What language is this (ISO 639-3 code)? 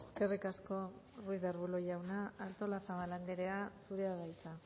eus